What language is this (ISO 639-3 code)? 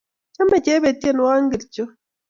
kln